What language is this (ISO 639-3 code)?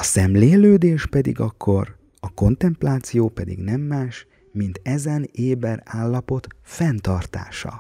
hun